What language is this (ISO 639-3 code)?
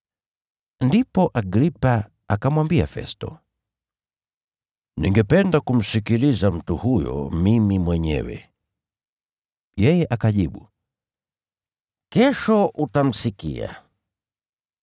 swa